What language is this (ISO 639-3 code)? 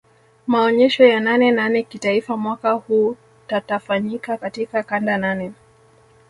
swa